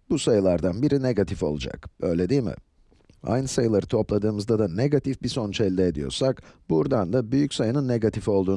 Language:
Turkish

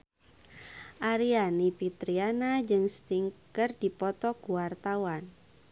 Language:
Sundanese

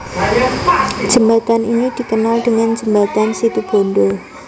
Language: Javanese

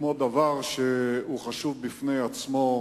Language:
Hebrew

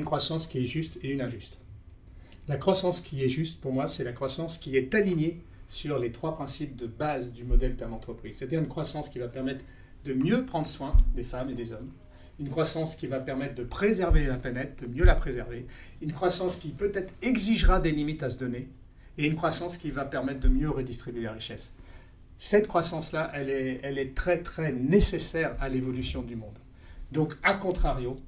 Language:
French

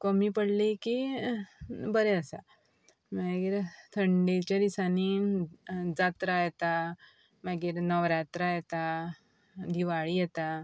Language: Konkani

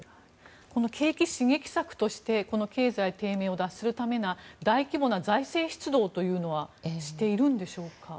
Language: Japanese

